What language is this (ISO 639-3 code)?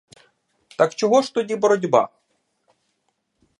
ukr